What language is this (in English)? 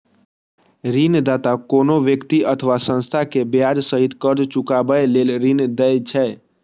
Maithili